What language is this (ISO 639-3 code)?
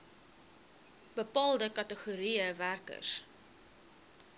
afr